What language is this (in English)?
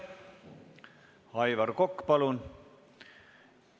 Estonian